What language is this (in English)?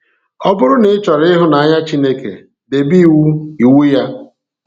Igbo